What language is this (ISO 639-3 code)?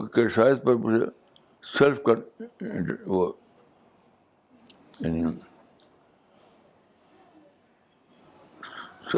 urd